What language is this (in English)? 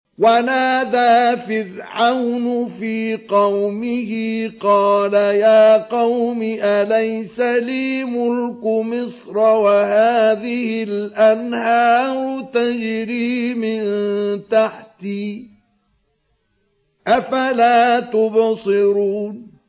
Arabic